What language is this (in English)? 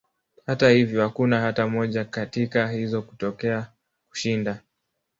Swahili